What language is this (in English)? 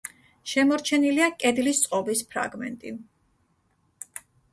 Georgian